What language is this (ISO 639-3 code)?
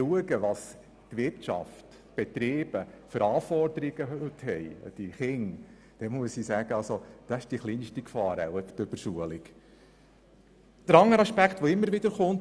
gsw